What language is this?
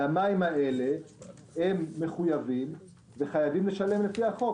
Hebrew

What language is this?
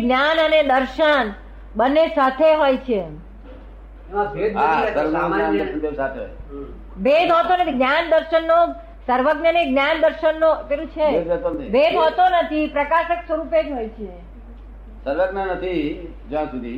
Gujarati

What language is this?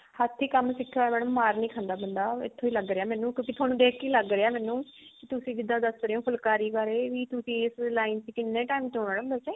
Punjabi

